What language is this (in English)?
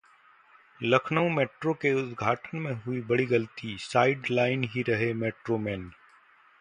Hindi